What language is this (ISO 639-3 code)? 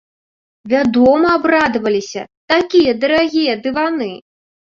bel